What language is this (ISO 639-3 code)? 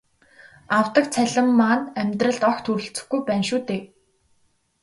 mon